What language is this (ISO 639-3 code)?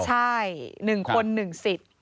tha